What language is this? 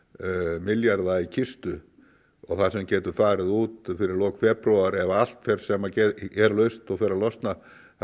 Icelandic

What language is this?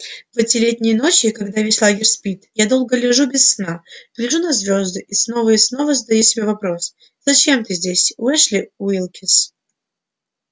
Russian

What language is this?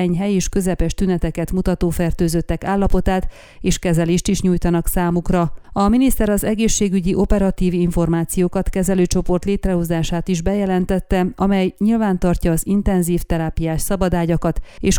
Hungarian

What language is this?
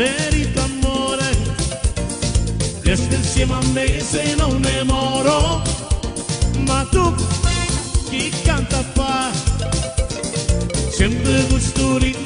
Italian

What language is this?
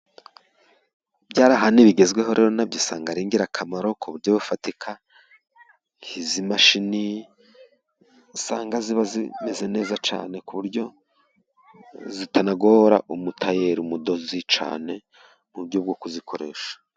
Kinyarwanda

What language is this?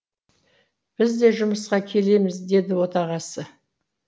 Kazakh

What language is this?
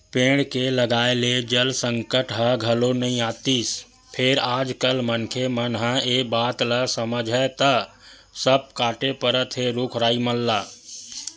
Chhattisgarhi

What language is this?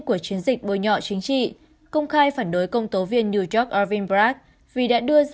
Vietnamese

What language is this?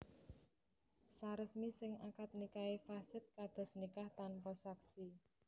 Javanese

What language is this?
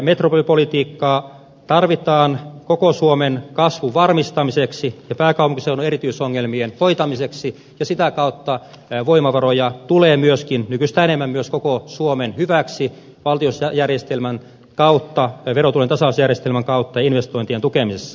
Finnish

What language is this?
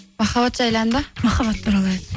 Kazakh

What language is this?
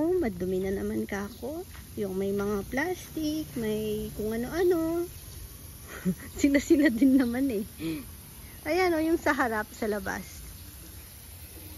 Filipino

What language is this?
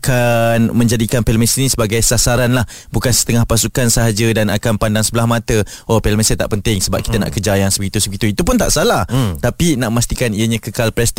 Malay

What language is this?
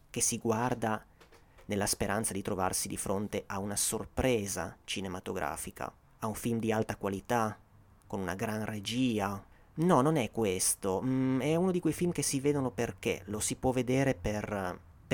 Italian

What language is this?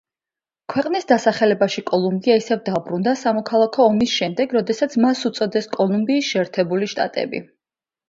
Georgian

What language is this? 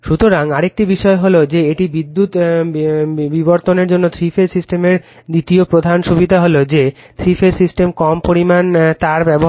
Bangla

